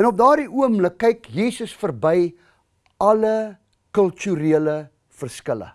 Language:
Dutch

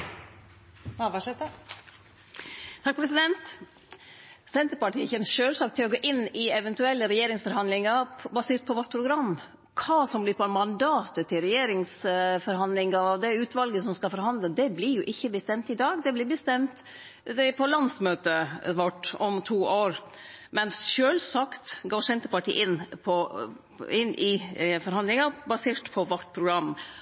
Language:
Norwegian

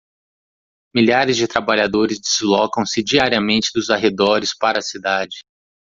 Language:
Portuguese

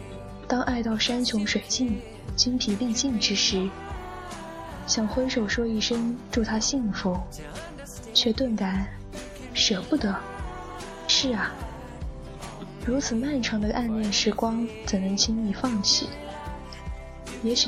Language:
Chinese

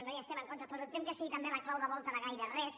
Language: Catalan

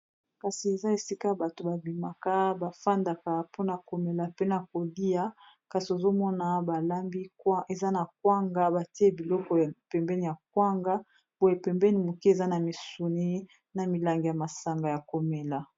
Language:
Lingala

